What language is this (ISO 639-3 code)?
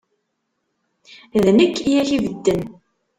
kab